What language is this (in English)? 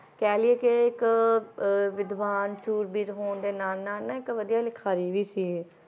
Punjabi